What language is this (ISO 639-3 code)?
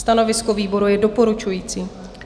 ces